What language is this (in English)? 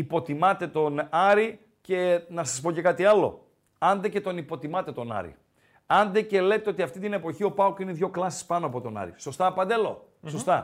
Greek